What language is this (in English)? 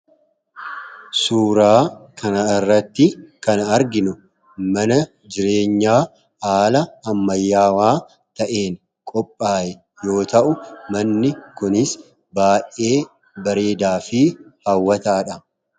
Oromo